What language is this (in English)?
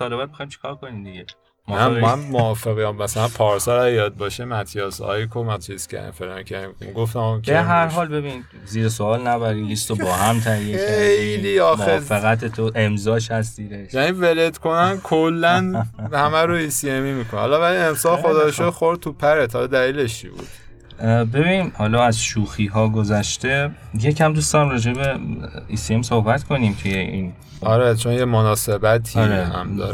Persian